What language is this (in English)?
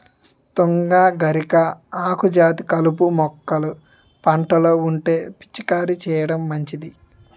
Telugu